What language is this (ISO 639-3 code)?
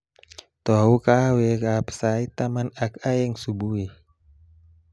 kln